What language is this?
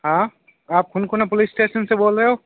Hindi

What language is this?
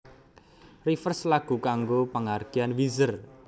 Javanese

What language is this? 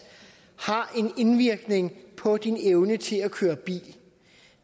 Danish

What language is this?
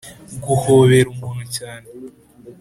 Kinyarwanda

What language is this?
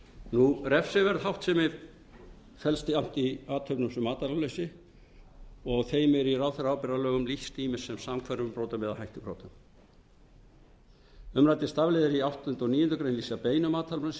Icelandic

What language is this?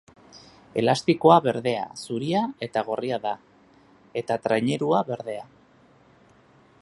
Basque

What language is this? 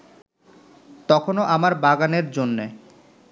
Bangla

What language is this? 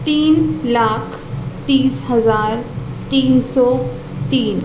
Urdu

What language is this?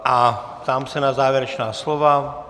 Czech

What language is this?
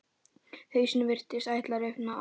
Icelandic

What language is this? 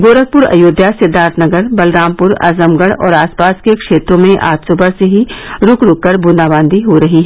Hindi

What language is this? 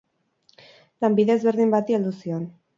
Basque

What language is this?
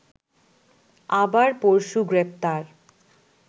Bangla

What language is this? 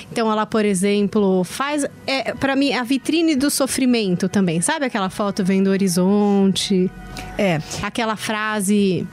Portuguese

